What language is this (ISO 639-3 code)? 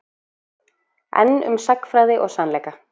isl